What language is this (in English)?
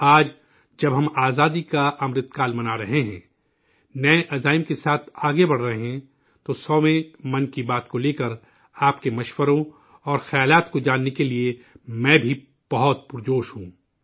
Urdu